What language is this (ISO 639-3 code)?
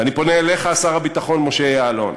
heb